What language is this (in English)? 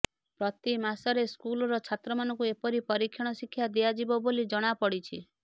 Odia